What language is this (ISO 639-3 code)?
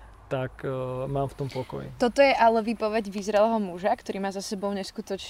slk